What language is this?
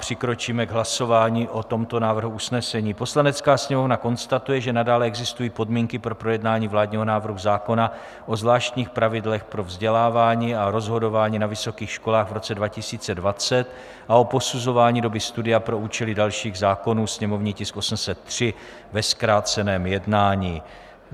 Czech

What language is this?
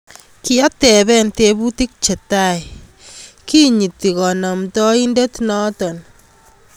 Kalenjin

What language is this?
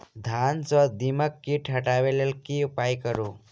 Maithili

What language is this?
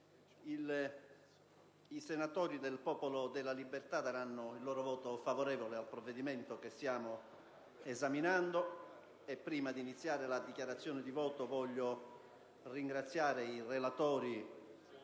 Italian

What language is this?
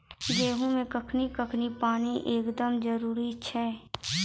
Maithili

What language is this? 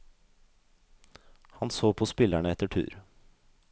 Norwegian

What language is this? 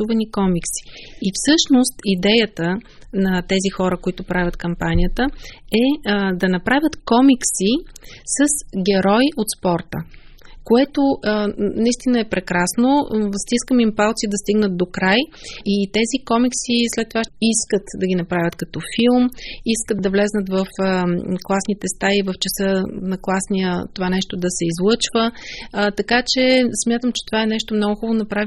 Bulgarian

